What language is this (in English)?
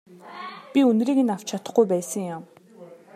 Mongolian